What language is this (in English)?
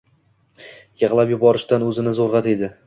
Uzbek